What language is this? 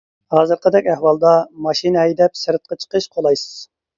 Uyghur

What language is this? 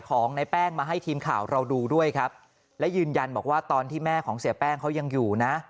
Thai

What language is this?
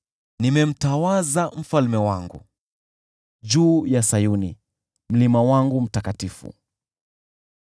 Swahili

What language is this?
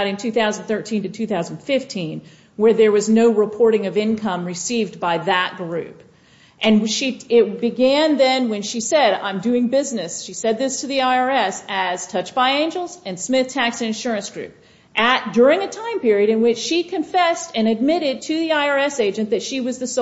English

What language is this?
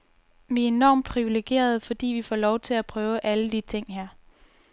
Danish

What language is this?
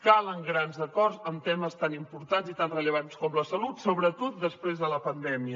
Catalan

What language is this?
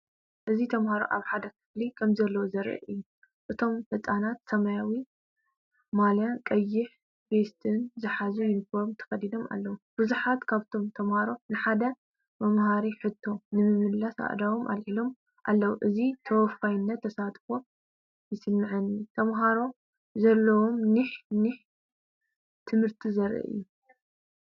Tigrinya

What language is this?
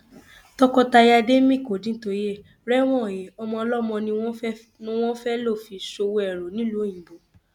Yoruba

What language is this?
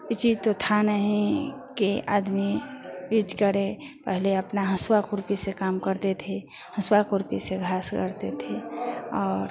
Hindi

